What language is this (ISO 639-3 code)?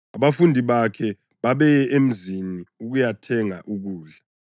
nde